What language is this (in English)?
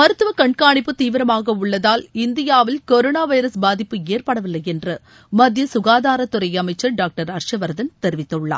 Tamil